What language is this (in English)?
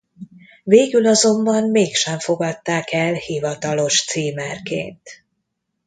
Hungarian